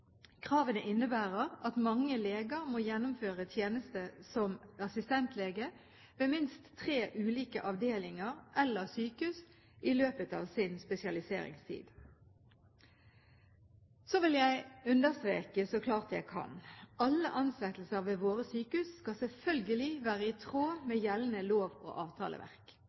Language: Norwegian Bokmål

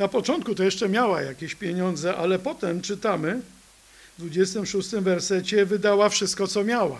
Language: Polish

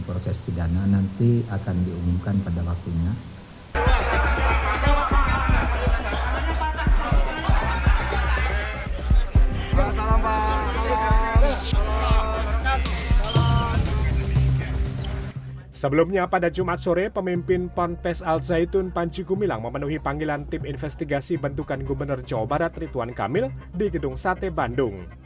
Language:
Indonesian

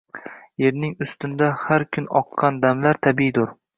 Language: Uzbek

